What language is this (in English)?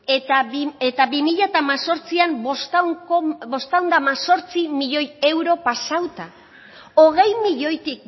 Basque